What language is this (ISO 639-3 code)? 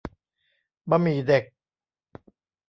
tha